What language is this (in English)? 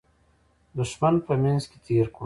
Pashto